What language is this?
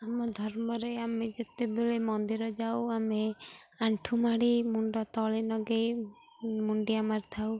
Odia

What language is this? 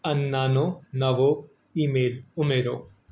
Gujarati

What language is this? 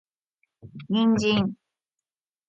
Japanese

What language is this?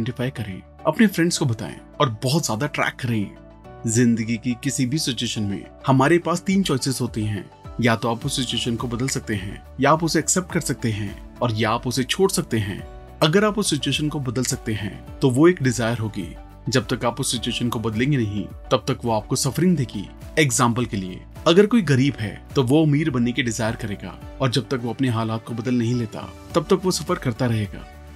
Hindi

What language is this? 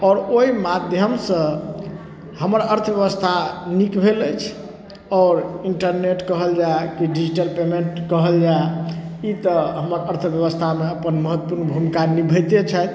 Maithili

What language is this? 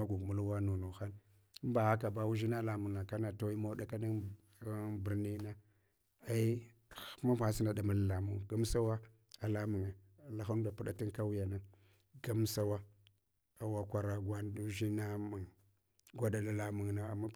Hwana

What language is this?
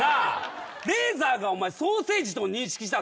Japanese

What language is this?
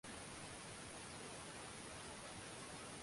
Swahili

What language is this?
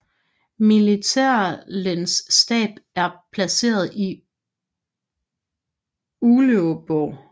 Danish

